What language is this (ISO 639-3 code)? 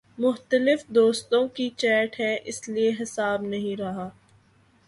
urd